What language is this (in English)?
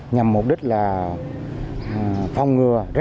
Vietnamese